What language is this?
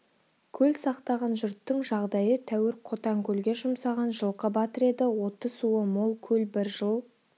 Kazakh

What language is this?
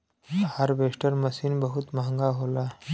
Bhojpuri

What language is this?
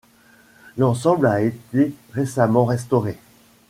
French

